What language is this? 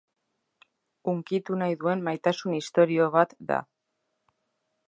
Basque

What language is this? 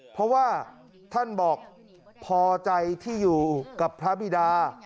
Thai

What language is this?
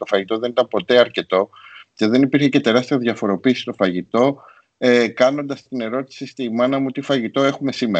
Greek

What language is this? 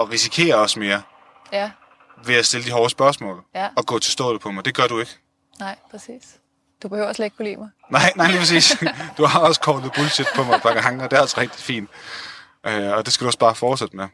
Danish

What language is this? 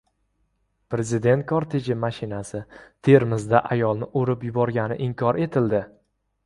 Uzbek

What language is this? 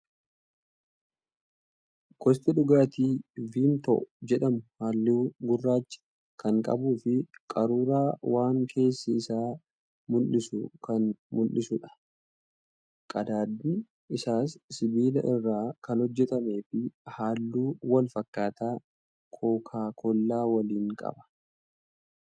Oromo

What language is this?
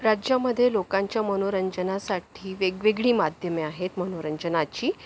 Marathi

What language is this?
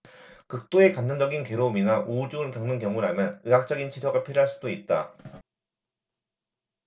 Korean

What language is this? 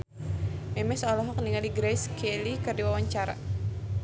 Sundanese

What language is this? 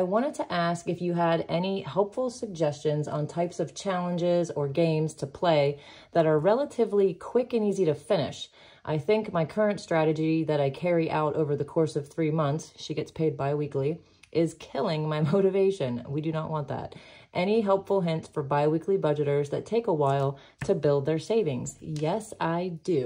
English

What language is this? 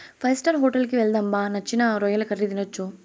Telugu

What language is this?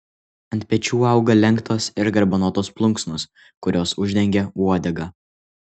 Lithuanian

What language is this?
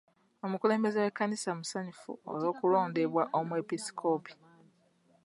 Ganda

